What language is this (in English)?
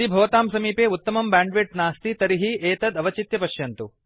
Sanskrit